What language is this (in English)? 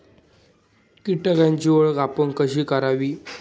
Marathi